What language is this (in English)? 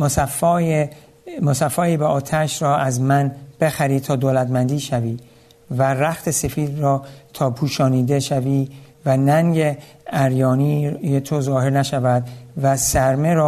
Persian